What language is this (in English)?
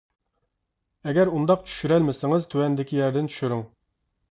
Uyghur